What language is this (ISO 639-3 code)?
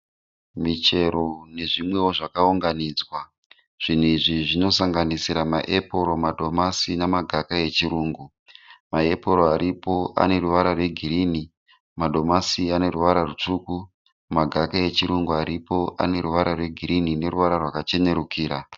sna